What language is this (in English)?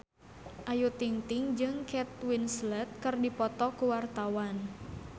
Sundanese